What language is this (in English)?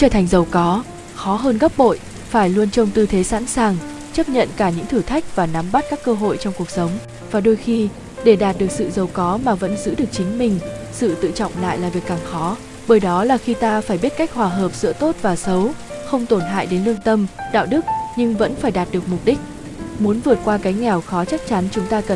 Vietnamese